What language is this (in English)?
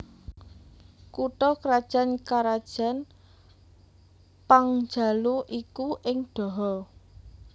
Javanese